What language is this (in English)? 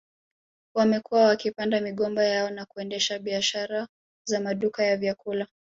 Swahili